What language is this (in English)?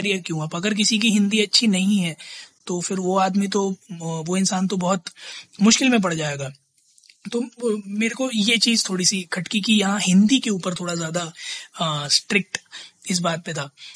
Hindi